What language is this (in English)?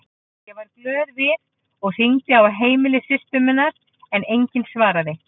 Icelandic